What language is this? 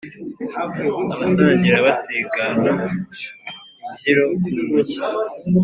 Kinyarwanda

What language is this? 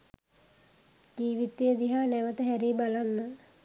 Sinhala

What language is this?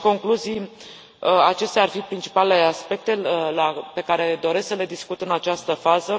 Romanian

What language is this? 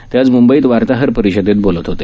Marathi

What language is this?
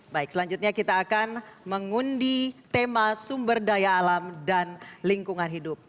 Indonesian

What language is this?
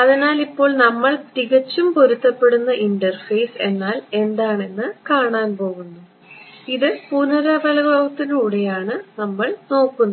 Malayalam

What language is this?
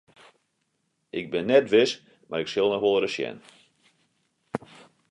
Western Frisian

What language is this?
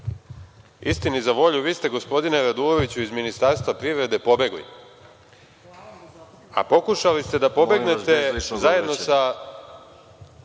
Serbian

